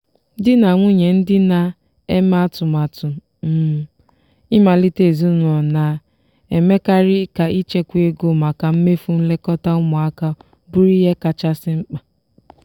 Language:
Igbo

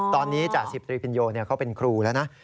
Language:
Thai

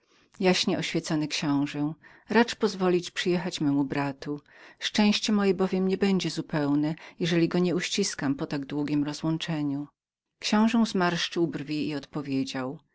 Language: Polish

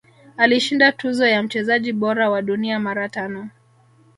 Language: Swahili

